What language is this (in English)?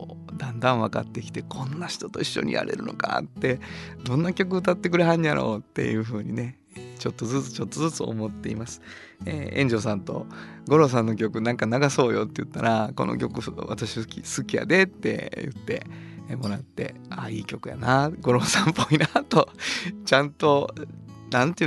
Japanese